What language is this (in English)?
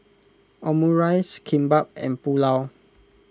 English